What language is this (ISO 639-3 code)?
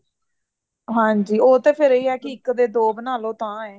pan